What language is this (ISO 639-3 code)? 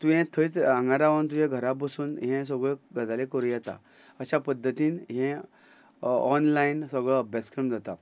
kok